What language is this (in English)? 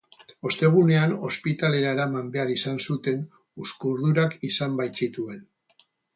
Basque